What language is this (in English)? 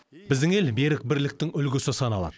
Kazakh